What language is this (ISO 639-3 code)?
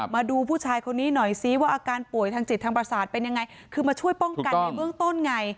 tha